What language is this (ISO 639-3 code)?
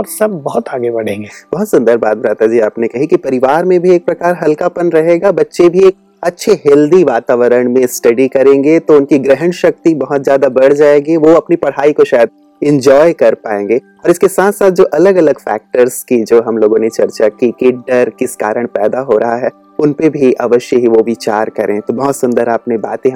hin